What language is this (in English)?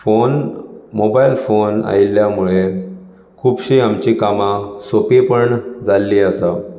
Konkani